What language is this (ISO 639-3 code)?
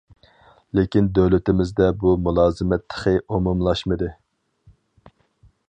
uig